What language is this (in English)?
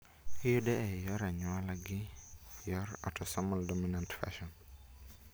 Luo (Kenya and Tanzania)